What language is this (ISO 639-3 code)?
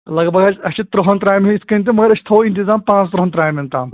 kas